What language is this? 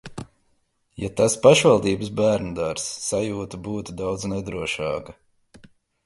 Latvian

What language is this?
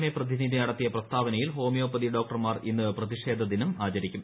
Malayalam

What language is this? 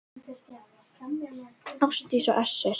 Icelandic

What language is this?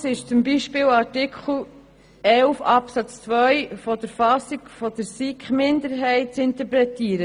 Swiss German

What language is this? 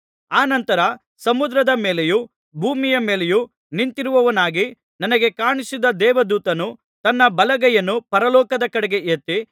Kannada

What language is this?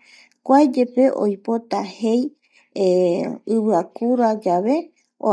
Eastern Bolivian Guaraní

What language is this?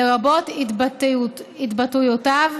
Hebrew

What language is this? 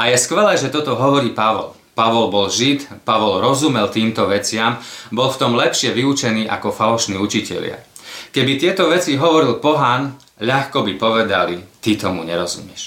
Slovak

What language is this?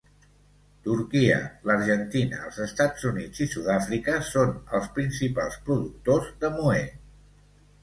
Catalan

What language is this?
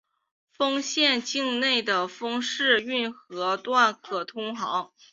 Chinese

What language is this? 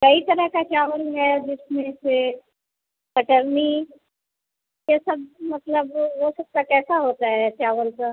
Hindi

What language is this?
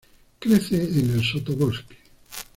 Spanish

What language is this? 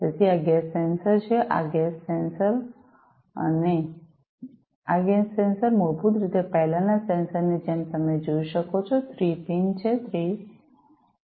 Gujarati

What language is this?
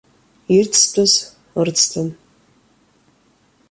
Abkhazian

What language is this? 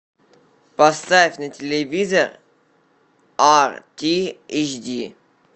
Russian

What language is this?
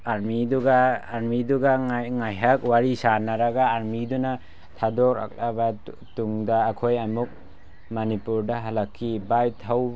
Manipuri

